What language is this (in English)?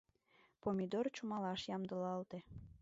Mari